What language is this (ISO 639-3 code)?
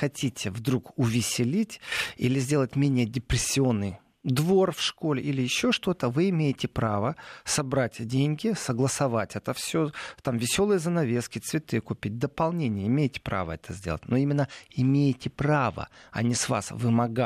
rus